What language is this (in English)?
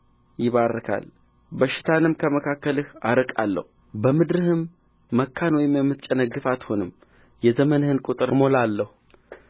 Amharic